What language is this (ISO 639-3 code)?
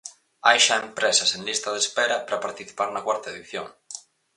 glg